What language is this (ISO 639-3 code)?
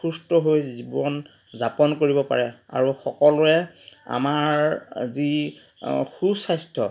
asm